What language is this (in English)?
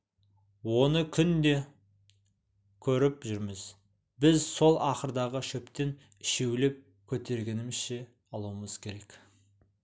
Kazakh